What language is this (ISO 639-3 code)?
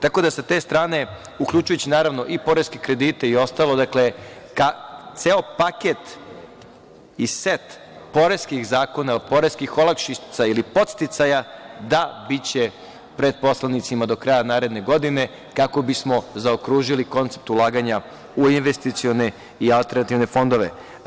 srp